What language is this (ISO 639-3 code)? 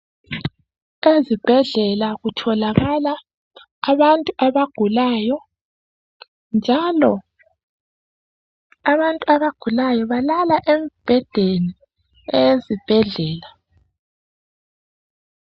nde